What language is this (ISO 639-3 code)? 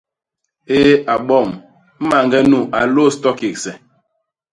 bas